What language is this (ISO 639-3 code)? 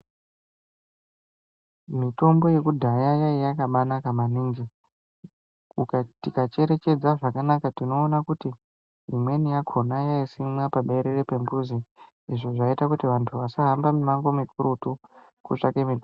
ndc